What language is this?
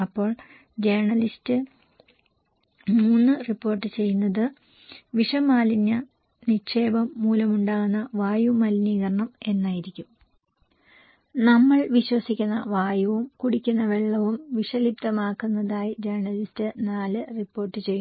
Malayalam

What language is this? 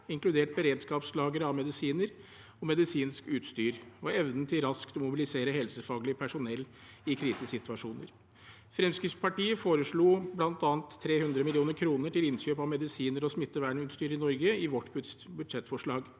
Norwegian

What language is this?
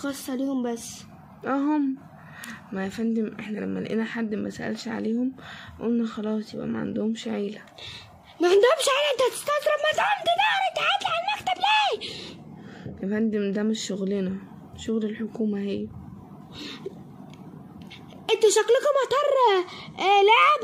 Arabic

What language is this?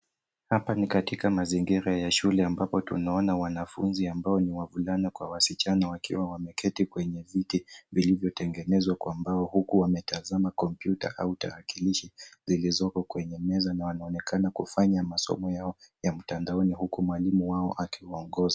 Swahili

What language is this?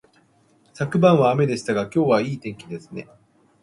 Japanese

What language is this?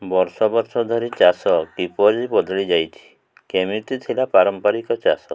Odia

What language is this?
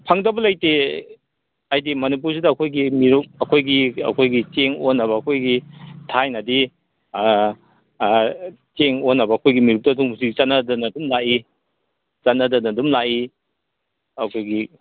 Manipuri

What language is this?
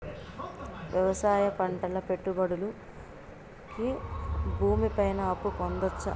Telugu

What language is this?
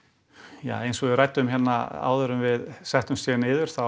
Icelandic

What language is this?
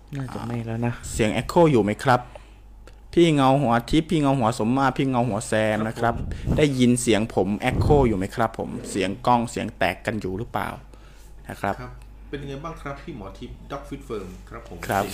Thai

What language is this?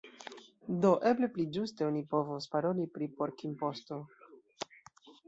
Esperanto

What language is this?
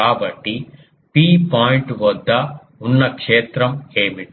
Telugu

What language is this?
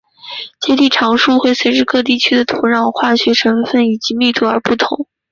Chinese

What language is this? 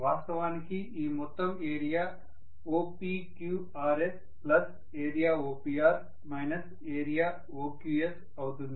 Telugu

